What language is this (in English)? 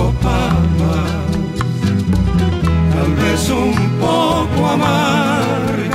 Romanian